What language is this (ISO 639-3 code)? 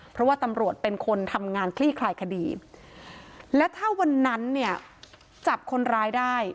tha